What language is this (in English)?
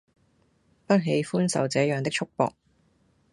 Cantonese